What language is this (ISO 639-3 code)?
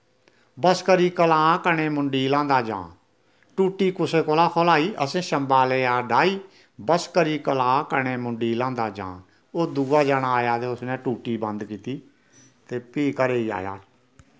doi